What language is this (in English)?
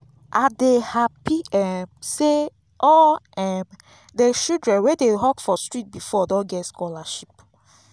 Nigerian Pidgin